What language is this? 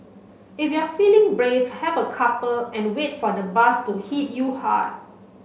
English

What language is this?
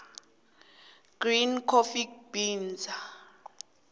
South Ndebele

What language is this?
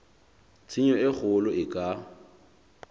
Southern Sotho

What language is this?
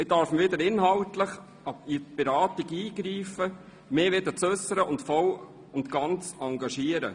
Swiss German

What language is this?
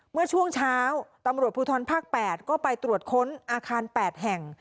Thai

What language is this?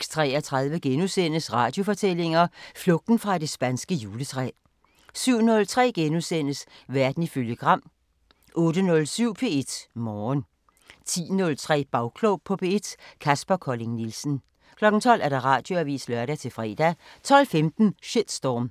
Danish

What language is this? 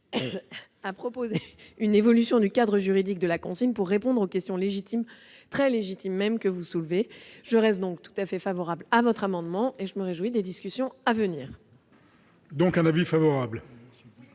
French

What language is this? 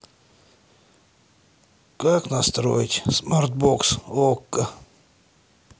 Russian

